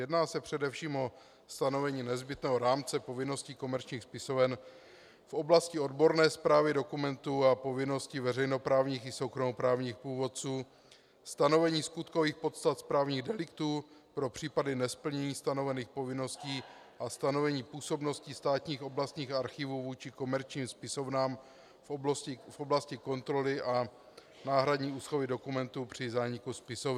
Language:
Czech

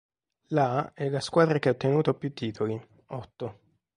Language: Italian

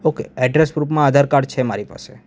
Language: Gujarati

